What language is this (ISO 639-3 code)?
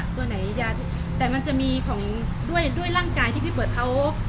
tha